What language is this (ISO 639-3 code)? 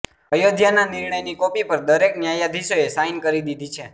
guj